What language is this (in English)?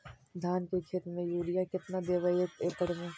Magahi